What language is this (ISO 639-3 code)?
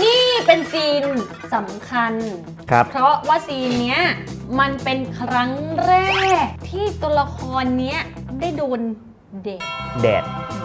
tha